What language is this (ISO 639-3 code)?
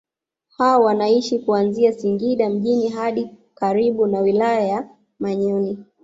swa